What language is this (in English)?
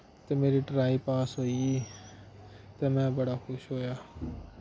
Dogri